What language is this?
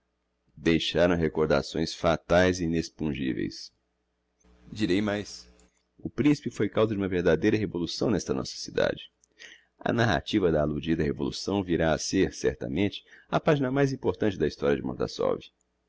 Portuguese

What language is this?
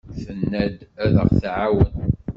Kabyle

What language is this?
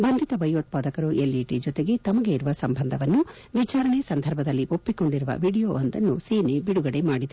Kannada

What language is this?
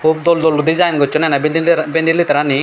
Chakma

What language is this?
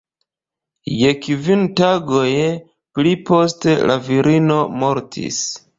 Esperanto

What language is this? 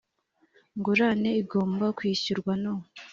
Kinyarwanda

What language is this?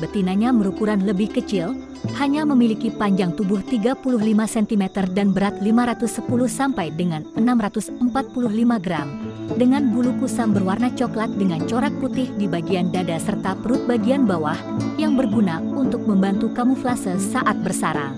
Indonesian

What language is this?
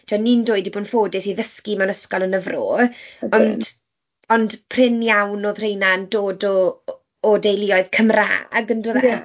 Welsh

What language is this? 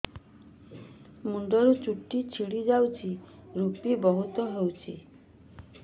Odia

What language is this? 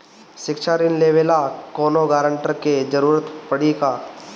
Bhojpuri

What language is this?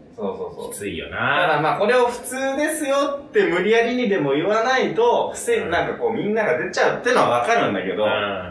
Japanese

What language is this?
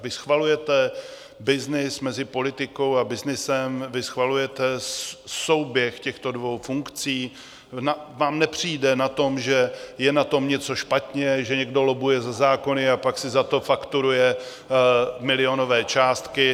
Czech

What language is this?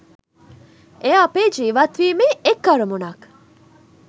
Sinhala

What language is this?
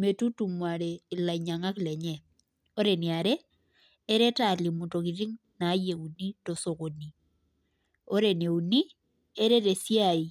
Masai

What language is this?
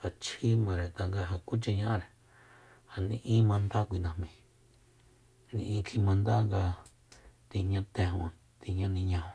Soyaltepec Mazatec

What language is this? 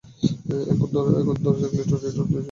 Bangla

